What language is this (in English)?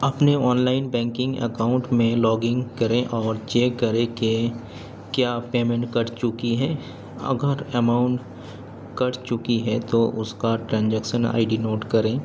Urdu